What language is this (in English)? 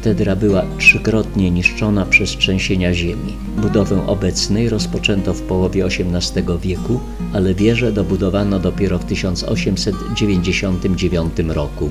Polish